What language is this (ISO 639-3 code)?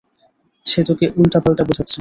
ben